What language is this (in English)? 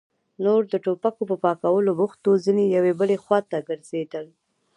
Pashto